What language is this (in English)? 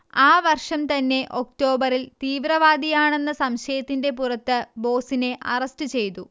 Malayalam